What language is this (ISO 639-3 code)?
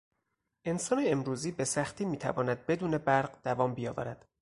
fas